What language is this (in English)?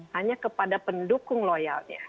Indonesian